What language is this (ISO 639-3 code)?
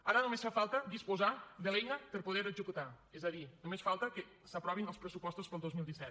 cat